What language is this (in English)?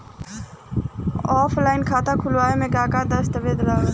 Bhojpuri